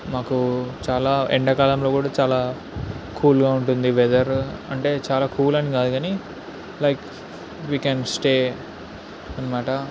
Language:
Telugu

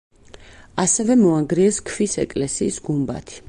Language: Georgian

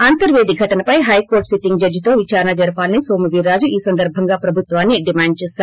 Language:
Telugu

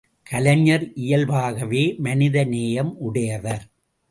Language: Tamil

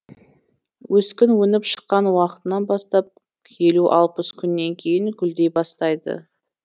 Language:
Kazakh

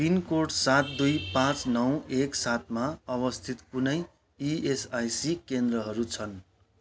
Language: Nepali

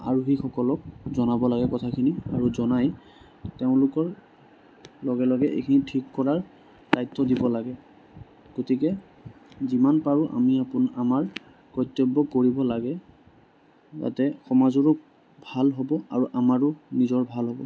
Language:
Assamese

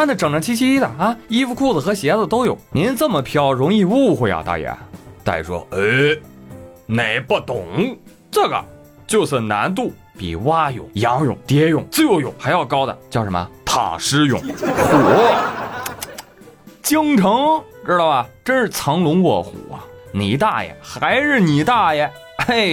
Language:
Chinese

